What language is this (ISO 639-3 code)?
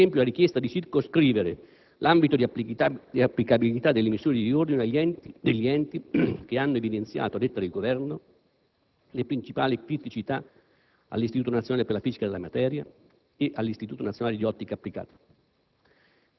ita